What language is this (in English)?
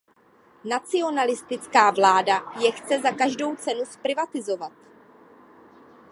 Czech